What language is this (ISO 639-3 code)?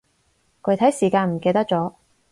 yue